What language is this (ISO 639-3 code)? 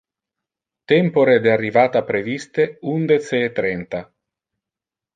ina